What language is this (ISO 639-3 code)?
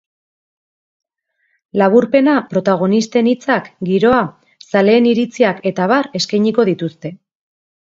eus